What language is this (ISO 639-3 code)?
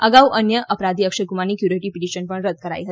guj